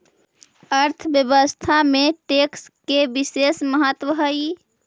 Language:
Magahi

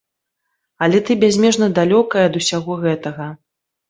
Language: Belarusian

